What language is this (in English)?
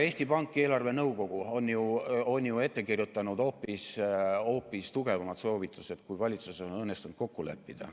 Estonian